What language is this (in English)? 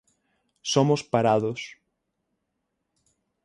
Galician